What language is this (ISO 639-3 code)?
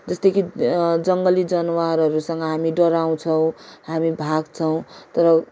nep